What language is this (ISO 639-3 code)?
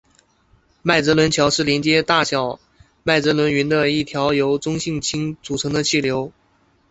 zho